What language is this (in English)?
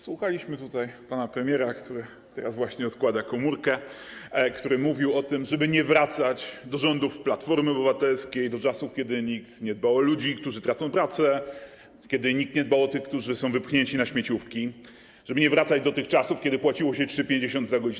Polish